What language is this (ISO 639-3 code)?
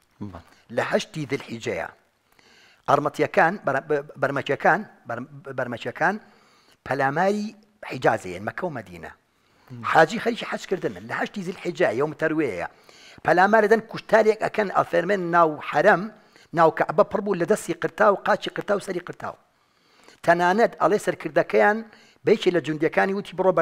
ara